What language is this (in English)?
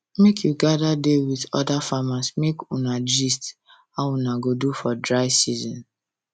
Nigerian Pidgin